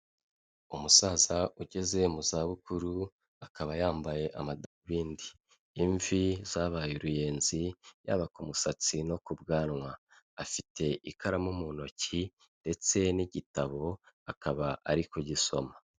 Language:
Kinyarwanda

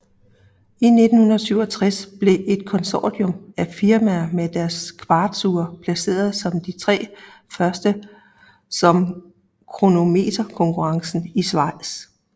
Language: Danish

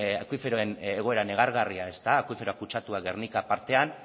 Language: Basque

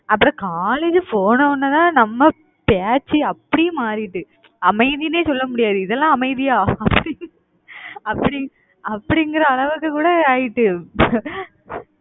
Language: Tamil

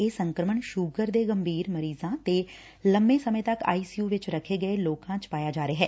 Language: Punjabi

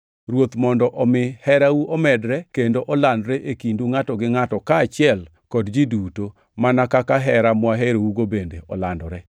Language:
Luo (Kenya and Tanzania)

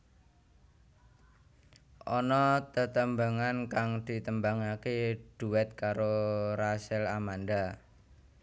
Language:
Javanese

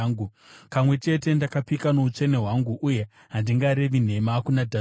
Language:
Shona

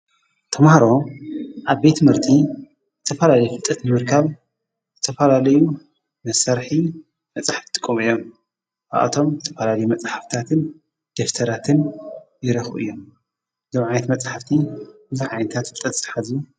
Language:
Tigrinya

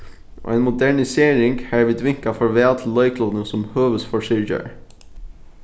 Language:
Faroese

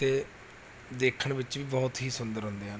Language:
Punjabi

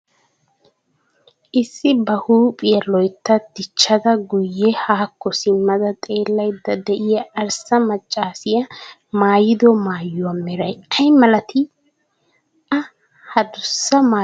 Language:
Wolaytta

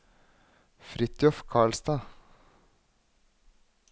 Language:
Norwegian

